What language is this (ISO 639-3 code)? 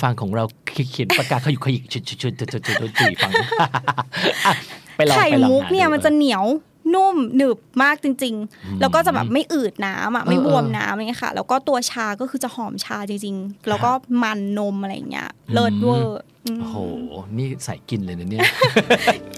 tha